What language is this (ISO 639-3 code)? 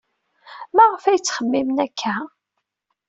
kab